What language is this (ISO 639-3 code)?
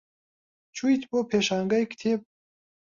ckb